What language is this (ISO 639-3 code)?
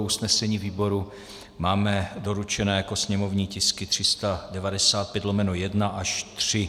ces